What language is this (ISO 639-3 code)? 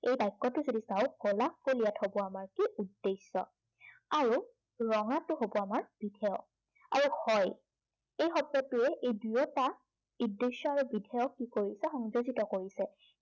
asm